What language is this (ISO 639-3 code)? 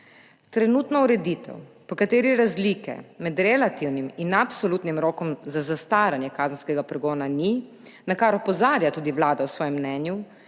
slv